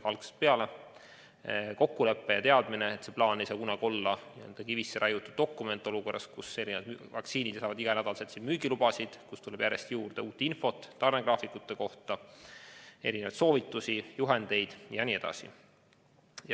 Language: Estonian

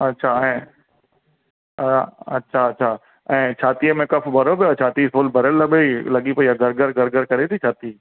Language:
Sindhi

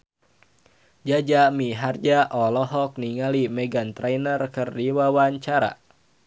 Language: Sundanese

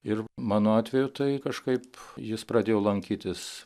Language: Lithuanian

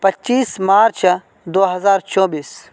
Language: Urdu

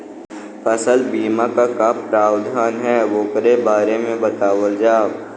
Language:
Bhojpuri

